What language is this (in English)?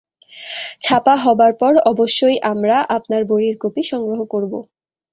Bangla